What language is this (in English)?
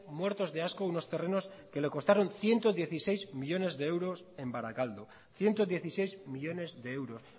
Spanish